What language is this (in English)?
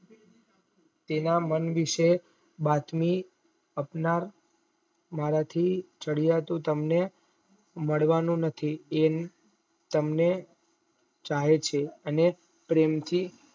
Gujarati